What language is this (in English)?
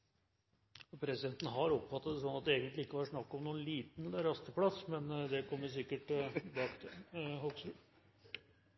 Norwegian Bokmål